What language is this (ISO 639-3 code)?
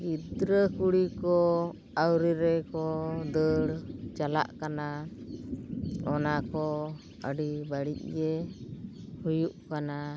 sat